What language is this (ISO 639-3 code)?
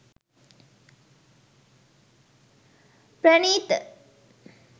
sin